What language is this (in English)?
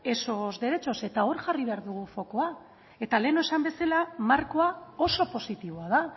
Basque